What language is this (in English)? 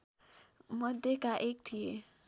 Nepali